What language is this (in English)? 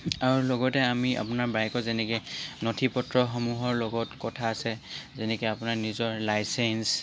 Assamese